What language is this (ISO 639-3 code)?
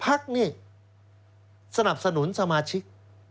tha